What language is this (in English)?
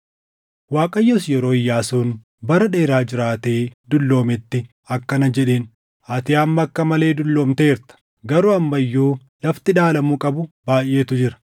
Oromo